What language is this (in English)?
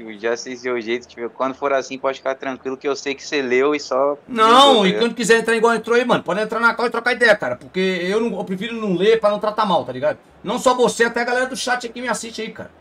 Portuguese